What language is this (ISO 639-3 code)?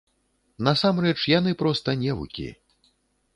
bel